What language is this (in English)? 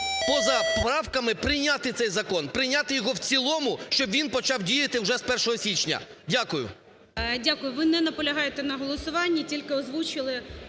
Ukrainian